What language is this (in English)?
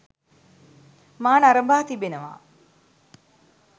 Sinhala